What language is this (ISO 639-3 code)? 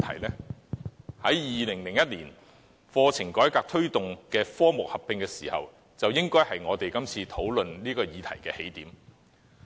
yue